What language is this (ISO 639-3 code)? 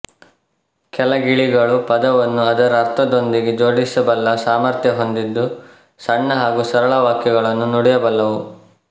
kan